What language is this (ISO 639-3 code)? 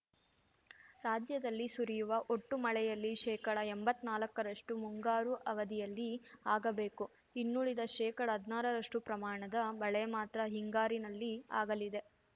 kan